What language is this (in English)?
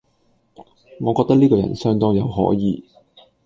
Cantonese